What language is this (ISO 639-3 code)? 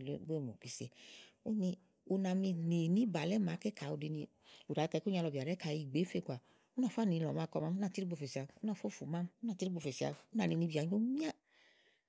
ahl